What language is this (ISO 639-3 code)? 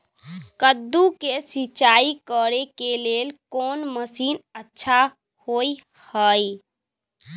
mai